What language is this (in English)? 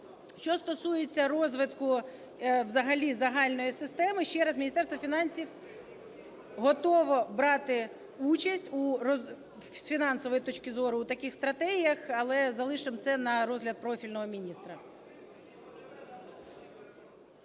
Ukrainian